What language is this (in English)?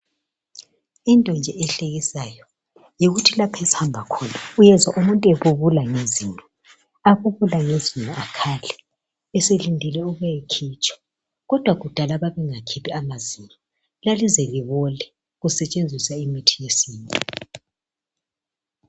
North Ndebele